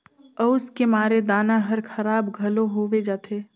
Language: Chhattisgarhi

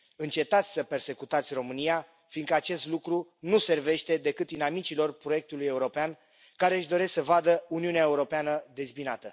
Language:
Romanian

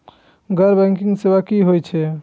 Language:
Maithili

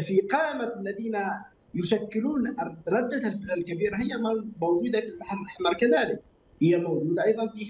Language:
Arabic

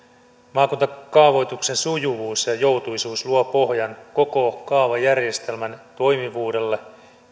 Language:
Finnish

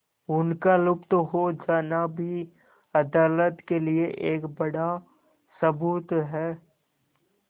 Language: Hindi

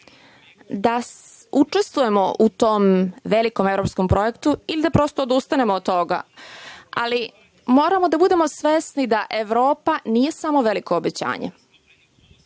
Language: Serbian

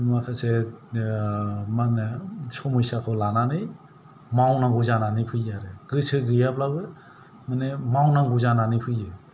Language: Bodo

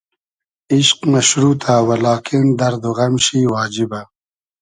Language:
Hazaragi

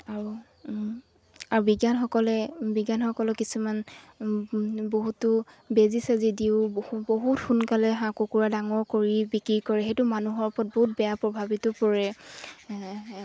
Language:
Assamese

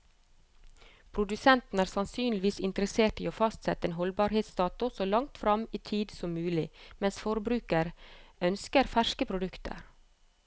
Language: Norwegian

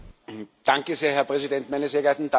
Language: German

